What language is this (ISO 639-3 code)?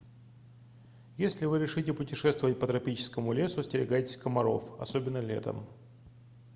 rus